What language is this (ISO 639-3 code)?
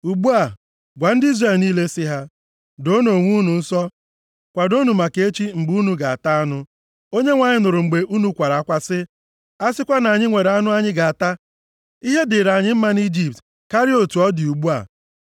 ibo